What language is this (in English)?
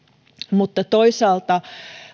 Finnish